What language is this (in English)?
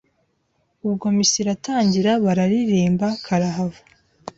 Kinyarwanda